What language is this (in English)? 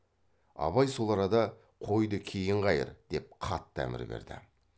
Kazakh